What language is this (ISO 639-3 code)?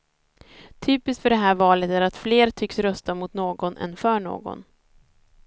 swe